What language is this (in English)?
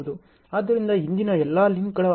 Kannada